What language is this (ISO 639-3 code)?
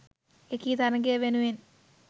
sin